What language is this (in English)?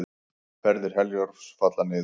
Icelandic